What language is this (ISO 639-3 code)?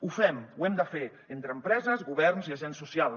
cat